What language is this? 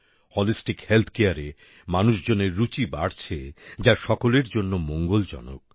Bangla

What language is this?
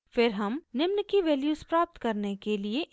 Hindi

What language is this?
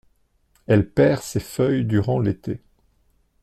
French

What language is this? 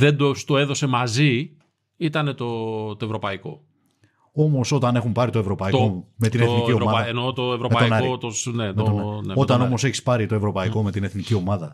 Greek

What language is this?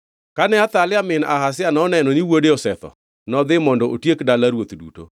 Luo (Kenya and Tanzania)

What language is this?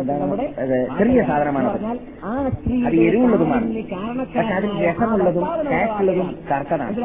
Malayalam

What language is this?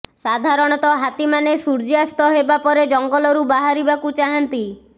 Odia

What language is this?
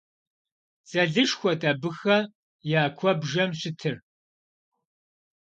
Kabardian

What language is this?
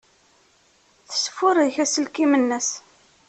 Kabyle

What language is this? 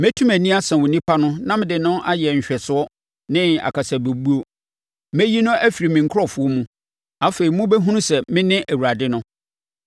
Akan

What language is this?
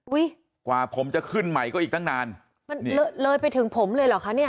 Thai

